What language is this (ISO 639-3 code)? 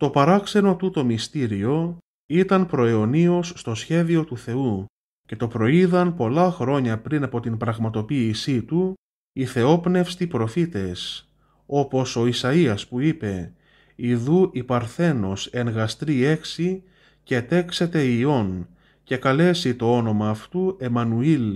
ell